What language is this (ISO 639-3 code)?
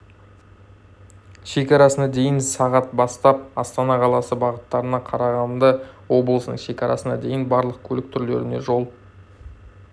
kaz